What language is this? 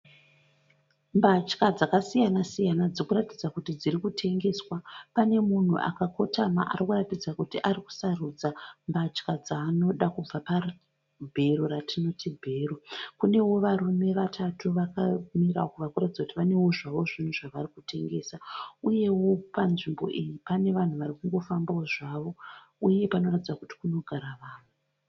Shona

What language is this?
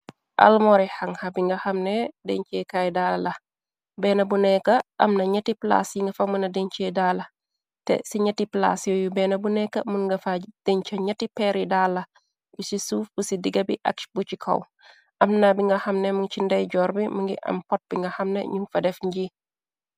Wolof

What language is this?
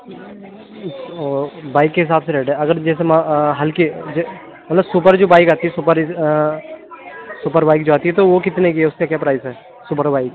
Urdu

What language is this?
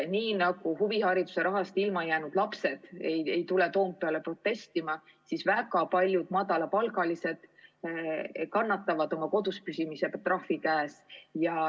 Estonian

